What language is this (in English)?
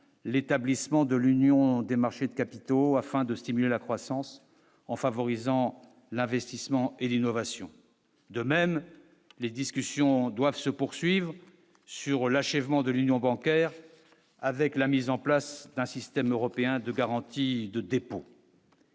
French